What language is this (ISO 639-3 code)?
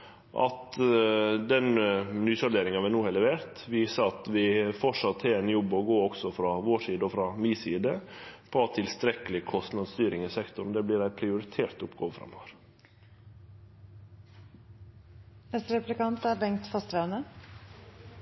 nno